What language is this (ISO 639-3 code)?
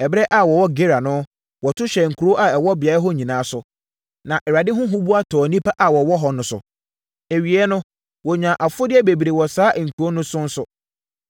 aka